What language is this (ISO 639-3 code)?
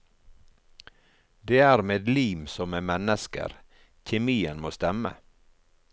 nor